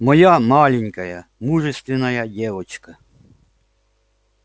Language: Russian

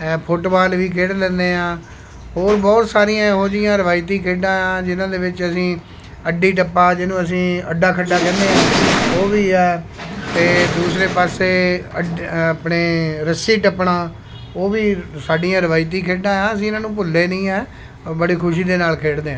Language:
Punjabi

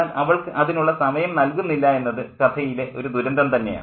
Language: Malayalam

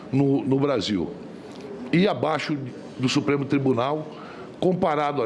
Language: Portuguese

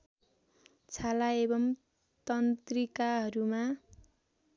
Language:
Nepali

